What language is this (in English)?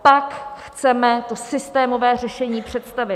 Czech